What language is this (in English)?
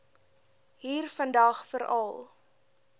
Afrikaans